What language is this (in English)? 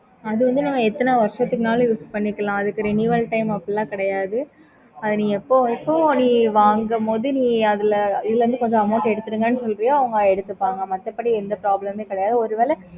Tamil